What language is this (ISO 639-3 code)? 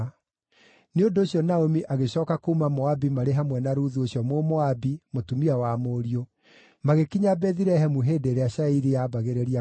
kik